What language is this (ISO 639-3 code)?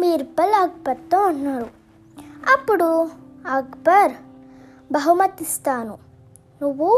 tel